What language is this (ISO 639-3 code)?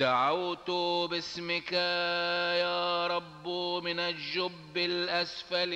ara